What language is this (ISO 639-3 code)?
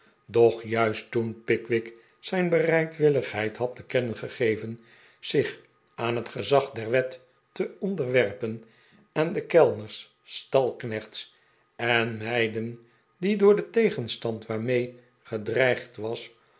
nld